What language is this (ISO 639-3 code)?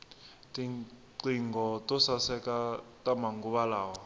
tso